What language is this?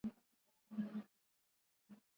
Swahili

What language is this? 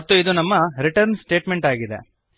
Kannada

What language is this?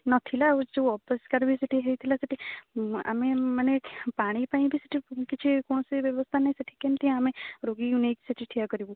Odia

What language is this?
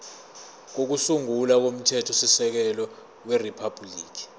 Zulu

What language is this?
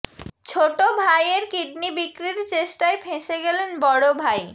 Bangla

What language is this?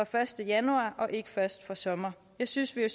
Danish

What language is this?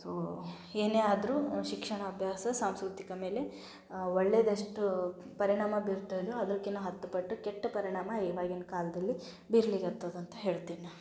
Kannada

